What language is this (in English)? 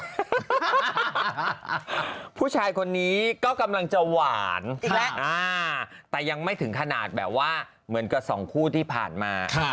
Thai